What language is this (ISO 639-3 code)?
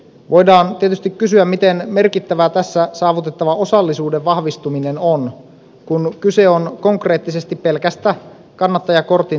fin